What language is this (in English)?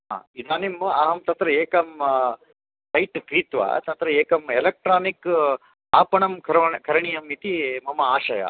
Sanskrit